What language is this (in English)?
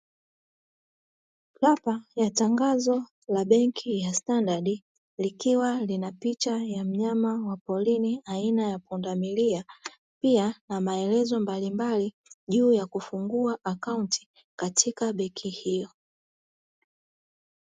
Swahili